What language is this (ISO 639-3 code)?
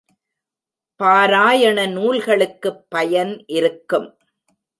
tam